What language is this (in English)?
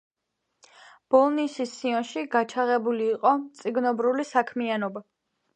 Georgian